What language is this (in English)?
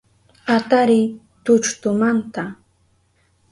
Southern Pastaza Quechua